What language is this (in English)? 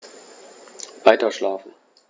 German